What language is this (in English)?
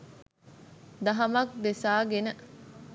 Sinhala